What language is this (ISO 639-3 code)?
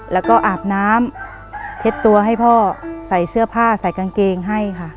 tha